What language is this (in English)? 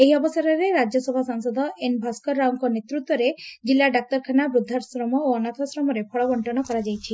Odia